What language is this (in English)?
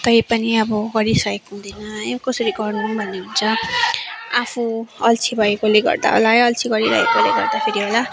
Nepali